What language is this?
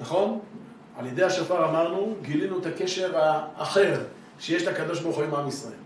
Hebrew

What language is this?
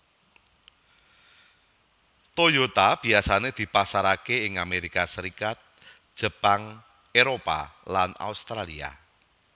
Javanese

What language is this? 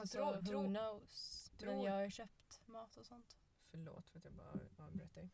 Swedish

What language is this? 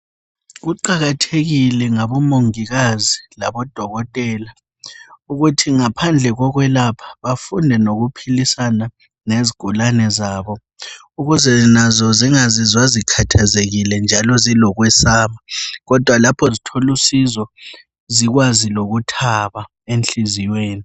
North Ndebele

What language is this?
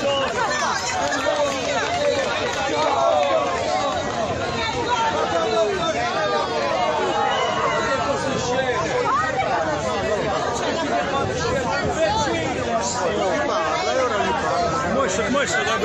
Italian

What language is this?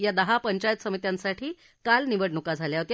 Marathi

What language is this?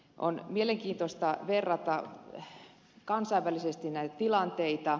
Finnish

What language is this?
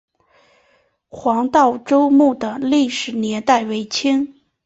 Chinese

